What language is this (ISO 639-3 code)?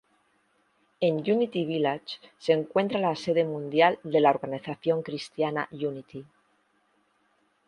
spa